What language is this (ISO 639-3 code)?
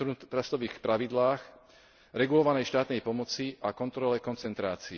slk